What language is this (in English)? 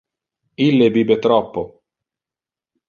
Interlingua